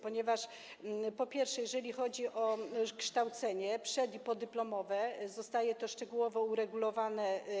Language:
Polish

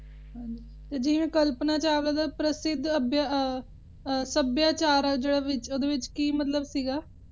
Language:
Punjabi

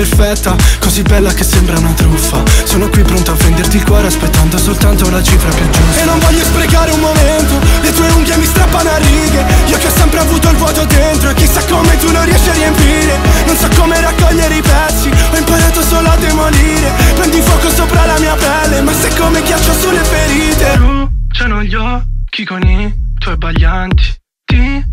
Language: Italian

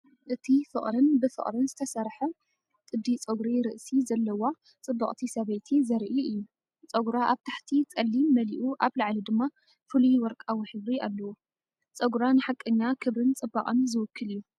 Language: Tigrinya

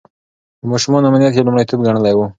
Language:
Pashto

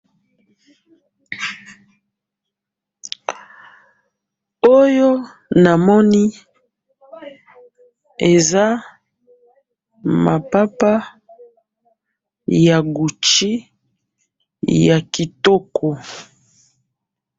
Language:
Lingala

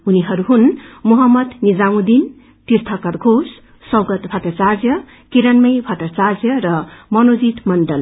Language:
Nepali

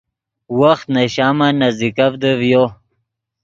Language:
Yidgha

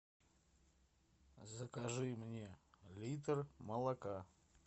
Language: Russian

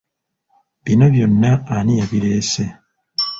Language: Ganda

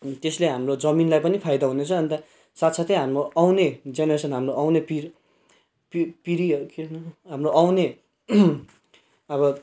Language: Nepali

